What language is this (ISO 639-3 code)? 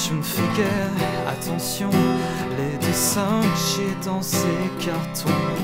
fra